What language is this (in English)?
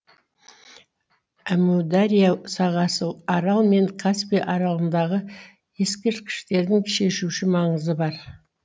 Kazakh